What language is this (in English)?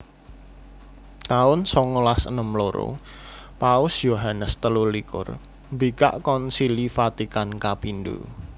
Javanese